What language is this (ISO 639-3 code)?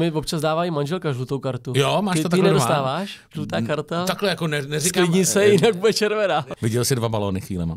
ces